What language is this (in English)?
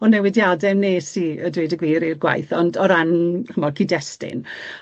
Welsh